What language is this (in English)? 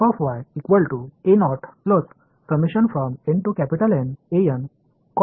Marathi